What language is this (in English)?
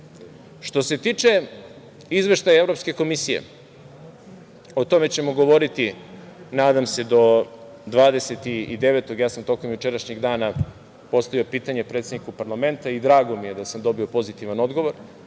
Serbian